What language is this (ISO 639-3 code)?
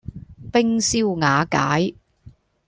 yue